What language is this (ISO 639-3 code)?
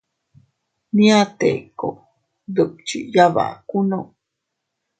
cut